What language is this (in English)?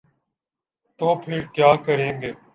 Urdu